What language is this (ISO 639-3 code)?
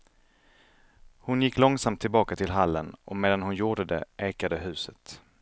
swe